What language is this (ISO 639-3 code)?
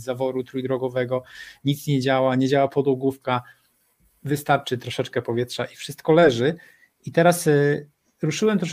pol